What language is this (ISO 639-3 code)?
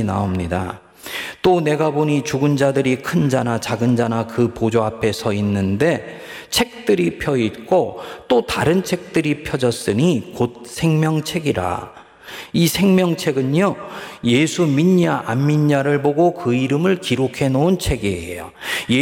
kor